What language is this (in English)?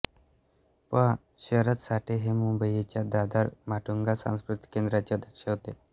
Marathi